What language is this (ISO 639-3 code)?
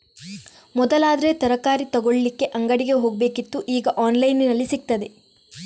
kan